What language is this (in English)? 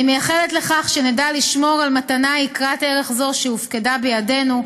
Hebrew